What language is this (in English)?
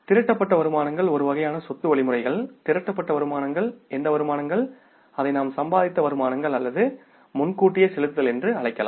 Tamil